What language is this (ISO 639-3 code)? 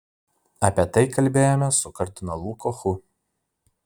lit